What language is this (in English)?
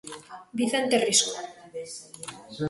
Galician